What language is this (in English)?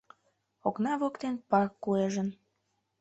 Mari